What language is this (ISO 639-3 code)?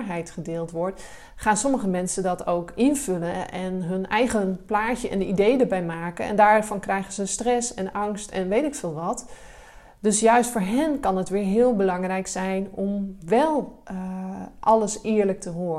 nld